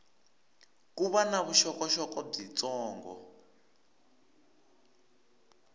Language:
Tsonga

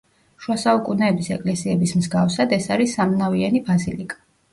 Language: Georgian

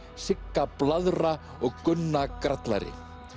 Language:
Icelandic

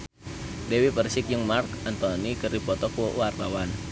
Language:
Sundanese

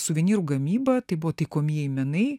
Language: Lithuanian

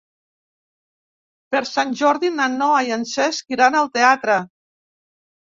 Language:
Catalan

